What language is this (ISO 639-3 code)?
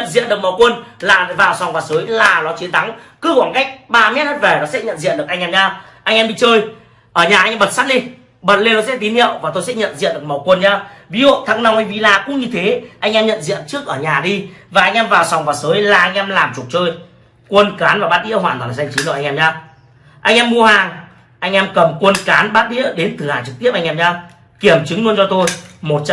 vie